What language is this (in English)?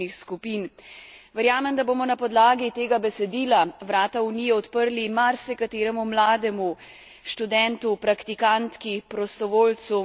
Slovenian